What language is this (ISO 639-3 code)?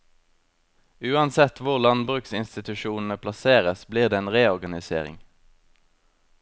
nor